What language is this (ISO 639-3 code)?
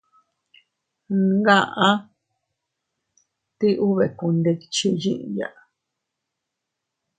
cut